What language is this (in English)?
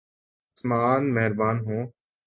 Urdu